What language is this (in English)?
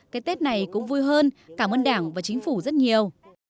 Vietnamese